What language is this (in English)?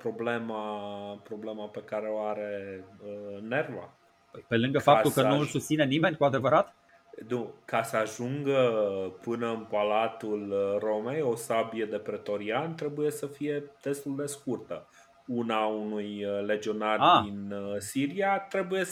Romanian